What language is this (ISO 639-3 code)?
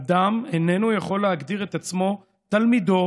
heb